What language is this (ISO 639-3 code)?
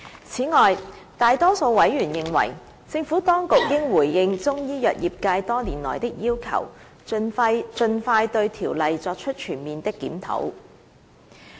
yue